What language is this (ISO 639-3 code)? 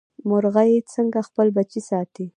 pus